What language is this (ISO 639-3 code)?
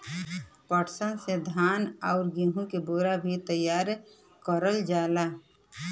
bho